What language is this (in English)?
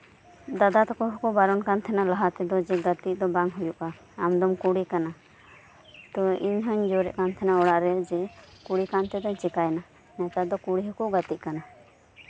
Santali